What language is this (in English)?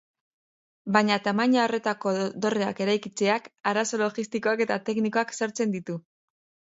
Basque